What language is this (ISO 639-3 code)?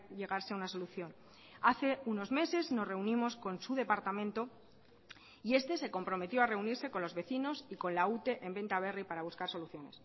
spa